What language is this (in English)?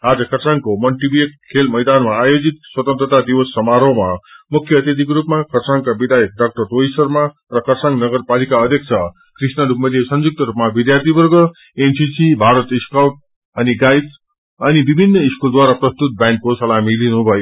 Nepali